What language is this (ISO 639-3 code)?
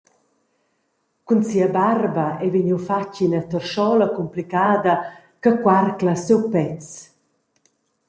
roh